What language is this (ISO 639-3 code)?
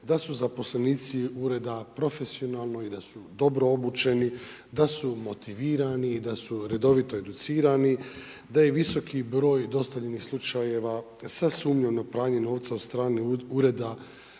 hrv